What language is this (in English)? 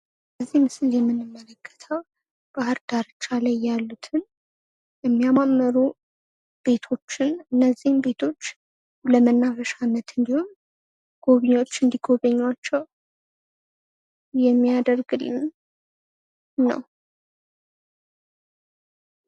Amharic